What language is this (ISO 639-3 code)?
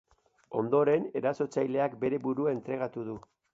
eus